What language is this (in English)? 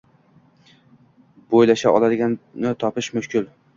Uzbek